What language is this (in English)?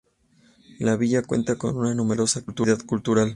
Spanish